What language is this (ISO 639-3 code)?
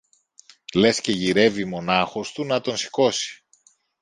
ell